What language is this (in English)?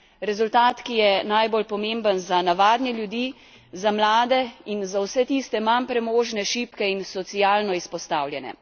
Slovenian